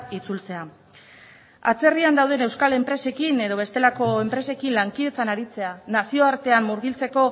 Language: Basque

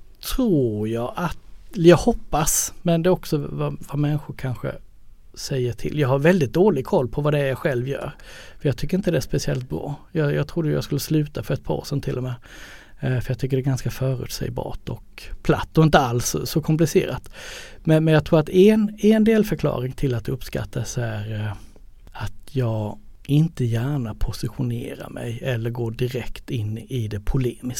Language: Swedish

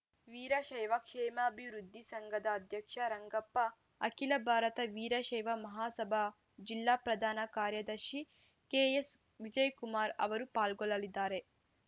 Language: Kannada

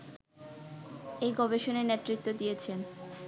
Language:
Bangla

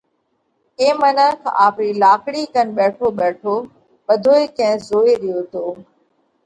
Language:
Parkari Koli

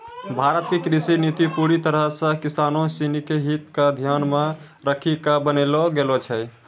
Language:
Maithili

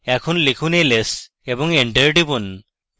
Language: Bangla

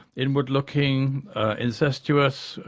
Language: English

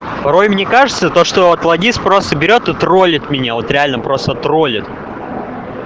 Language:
Russian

